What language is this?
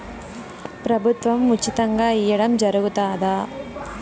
Telugu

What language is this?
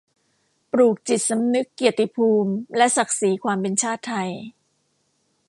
Thai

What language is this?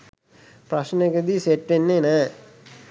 Sinhala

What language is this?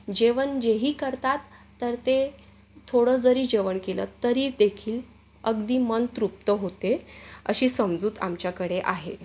Marathi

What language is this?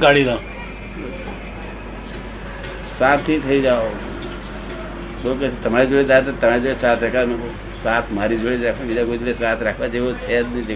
Gujarati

